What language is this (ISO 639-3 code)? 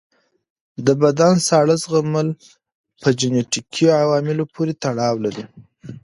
pus